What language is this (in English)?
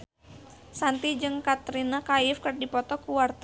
Sundanese